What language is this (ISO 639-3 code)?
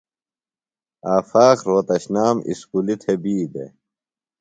phl